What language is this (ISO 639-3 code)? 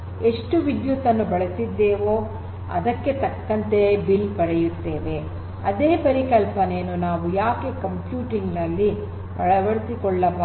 kan